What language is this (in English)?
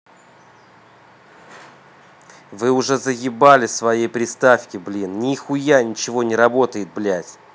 Russian